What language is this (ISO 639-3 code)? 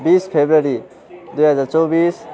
nep